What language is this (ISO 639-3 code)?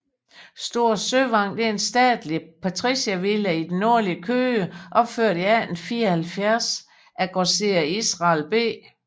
dan